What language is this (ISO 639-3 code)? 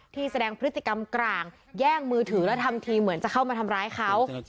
tha